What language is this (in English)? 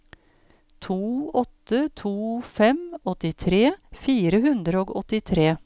Norwegian